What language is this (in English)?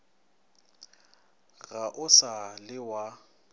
Northern Sotho